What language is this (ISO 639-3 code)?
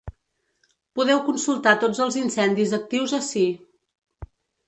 cat